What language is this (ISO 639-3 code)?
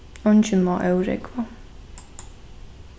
fao